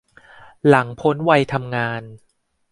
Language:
Thai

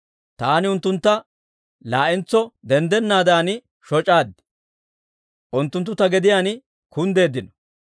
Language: Dawro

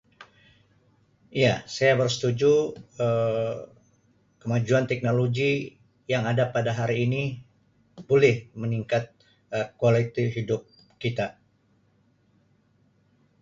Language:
Sabah Malay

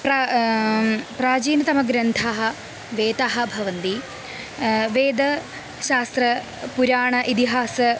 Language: Sanskrit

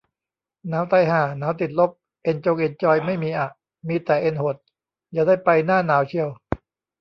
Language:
Thai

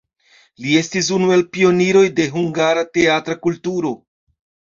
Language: Esperanto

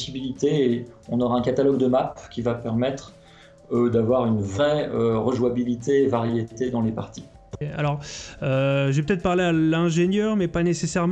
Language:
French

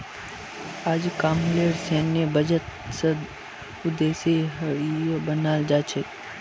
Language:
Magahi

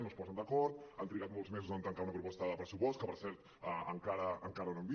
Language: Catalan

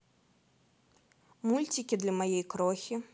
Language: Russian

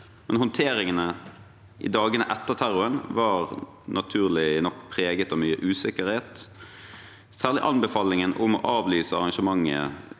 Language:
Norwegian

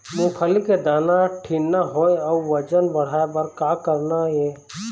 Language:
Chhattisgarhi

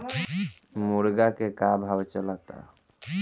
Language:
Bhojpuri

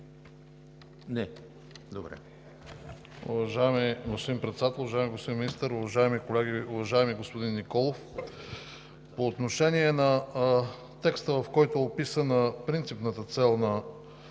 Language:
Bulgarian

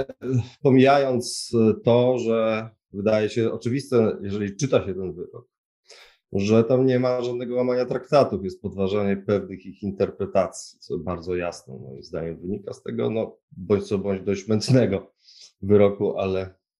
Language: Polish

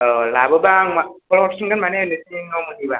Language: Bodo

